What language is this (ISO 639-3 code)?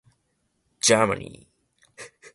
jpn